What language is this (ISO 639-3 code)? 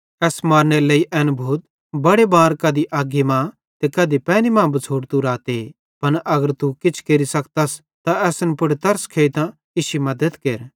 bhd